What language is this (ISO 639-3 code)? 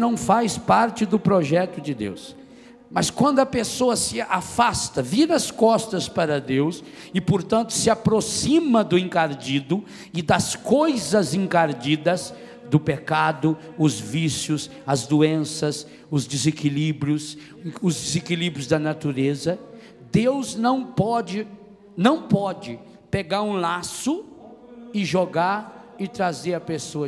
por